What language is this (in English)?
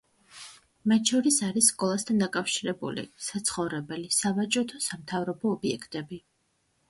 Georgian